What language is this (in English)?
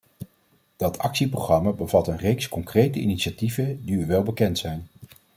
Dutch